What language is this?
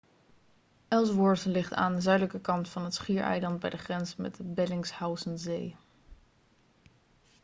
Dutch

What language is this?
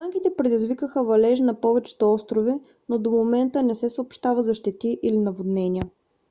Bulgarian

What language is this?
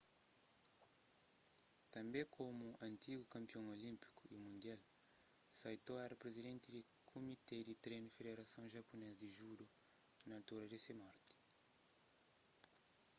Kabuverdianu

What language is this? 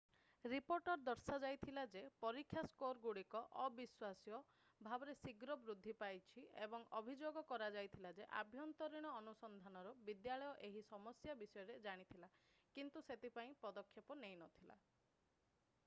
Odia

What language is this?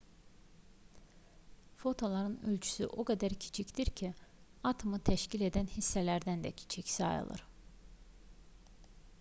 Azerbaijani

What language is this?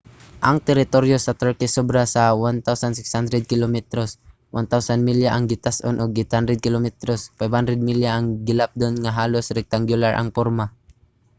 Cebuano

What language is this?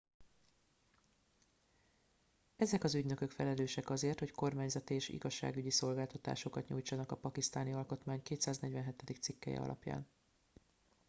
Hungarian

